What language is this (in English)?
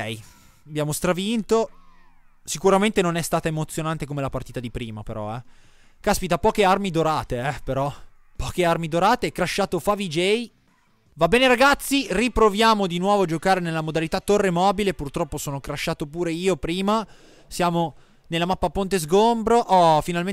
Italian